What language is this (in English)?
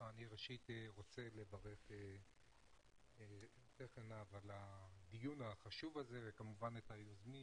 Hebrew